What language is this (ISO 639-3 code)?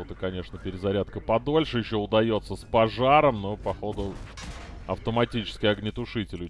rus